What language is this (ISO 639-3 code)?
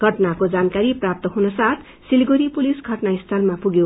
nep